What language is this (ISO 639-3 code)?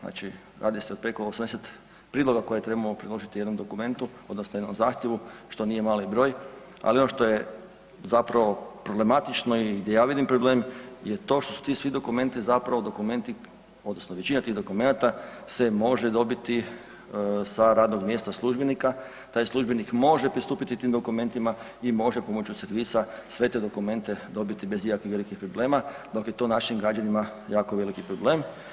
hrv